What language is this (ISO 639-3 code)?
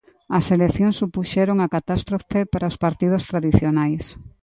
glg